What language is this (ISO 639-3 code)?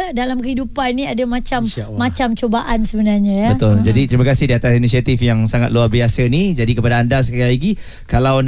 msa